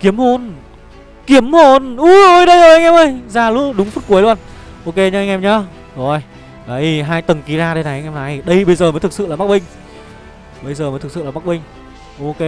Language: Vietnamese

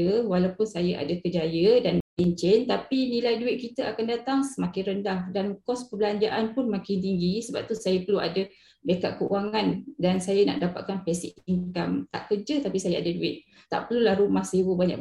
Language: Malay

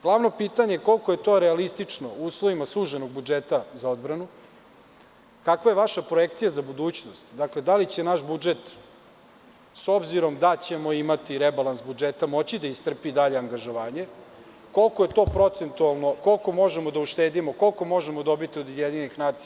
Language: Serbian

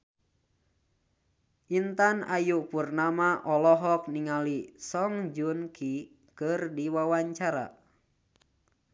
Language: Sundanese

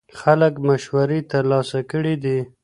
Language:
Pashto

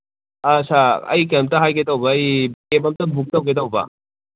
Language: Manipuri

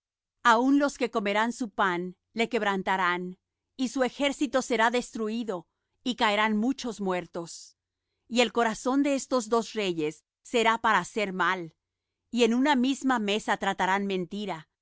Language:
Spanish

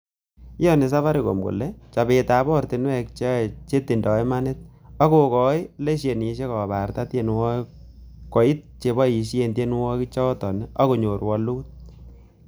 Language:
Kalenjin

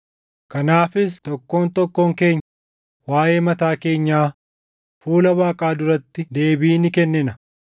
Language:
Oromo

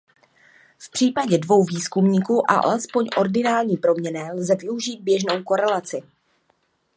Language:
Czech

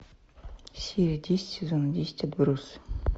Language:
Russian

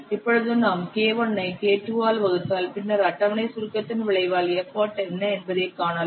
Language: Tamil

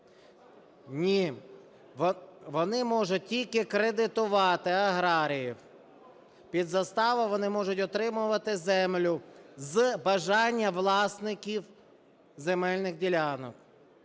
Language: Ukrainian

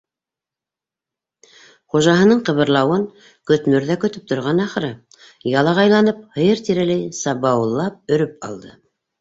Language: Bashkir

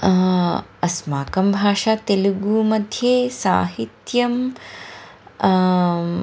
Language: Sanskrit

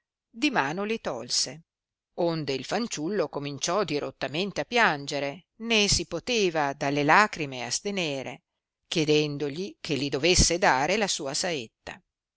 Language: Italian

